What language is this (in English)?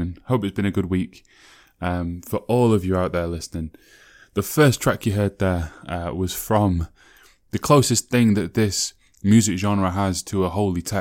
English